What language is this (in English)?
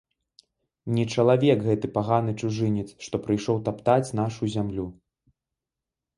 Belarusian